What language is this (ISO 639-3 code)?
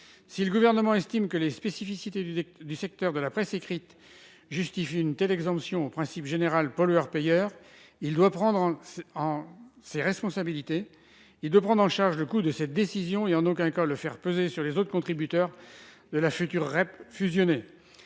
fra